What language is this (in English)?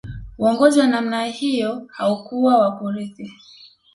Swahili